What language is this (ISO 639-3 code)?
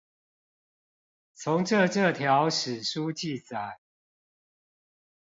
zho